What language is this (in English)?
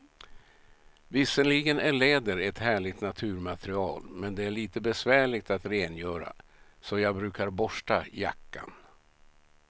Swedish